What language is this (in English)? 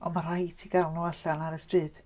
Welsh